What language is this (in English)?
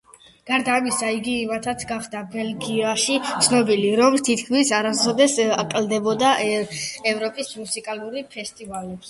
Georgian